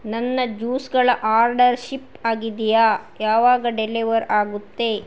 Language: Kannada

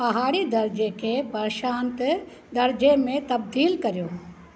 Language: Sindhi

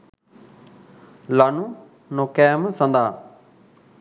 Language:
Sinhala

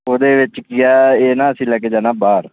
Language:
Punjabi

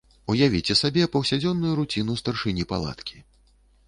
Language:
Belarusian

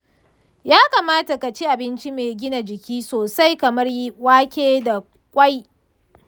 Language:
Hausa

